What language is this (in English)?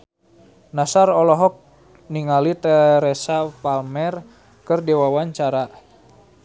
Sundanese